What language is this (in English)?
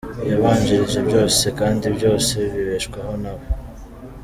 Kinyarwanda